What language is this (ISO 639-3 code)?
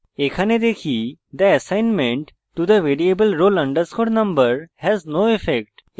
ben